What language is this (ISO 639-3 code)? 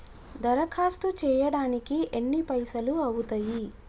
tel